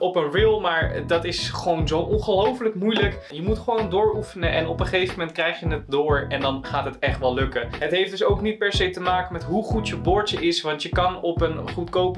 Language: Dutch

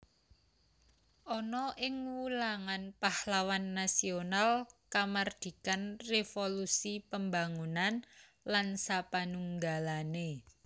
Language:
Javanese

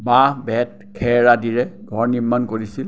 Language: Assamese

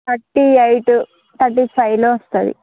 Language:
Telugu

